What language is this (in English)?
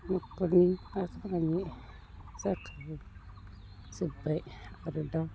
Bodo